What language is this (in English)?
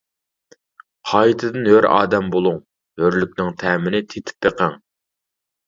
Uyghur